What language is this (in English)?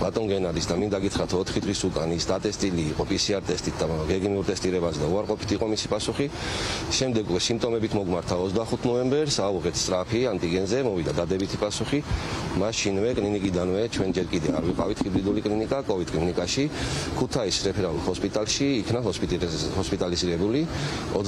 Romanian